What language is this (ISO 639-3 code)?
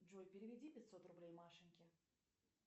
rus